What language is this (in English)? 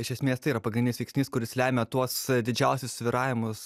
Lithuanian